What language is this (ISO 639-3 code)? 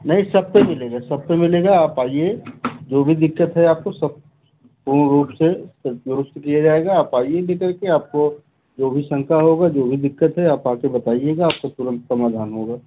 hin